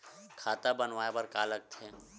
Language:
Chhattisgarhi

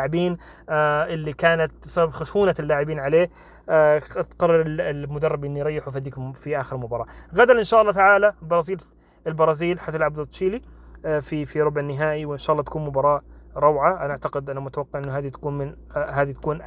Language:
Arabic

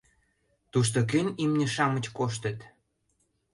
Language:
Mari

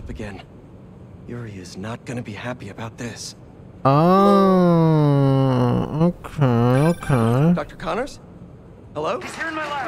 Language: English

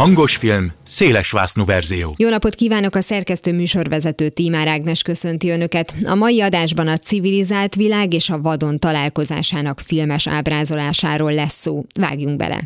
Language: Hungarian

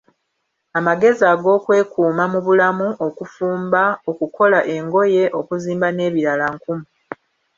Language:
Ganda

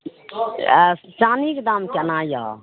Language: Maithili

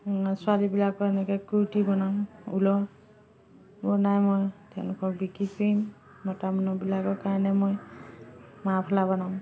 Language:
Assamese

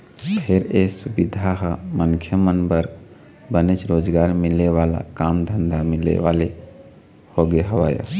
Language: Chhattisgarhi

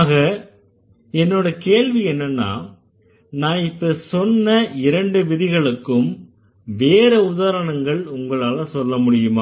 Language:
Tamil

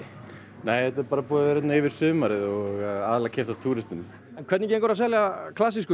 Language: Icelandic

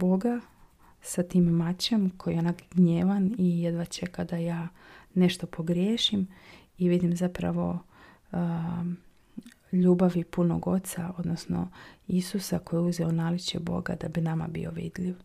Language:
Croatian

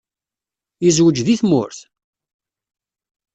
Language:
Kabyle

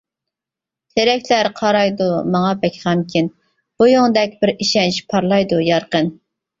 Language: Uyghur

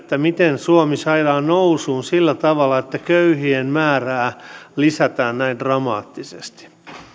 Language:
Finnish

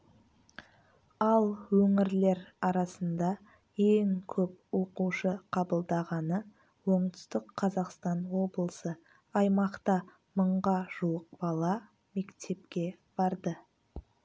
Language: Kazakh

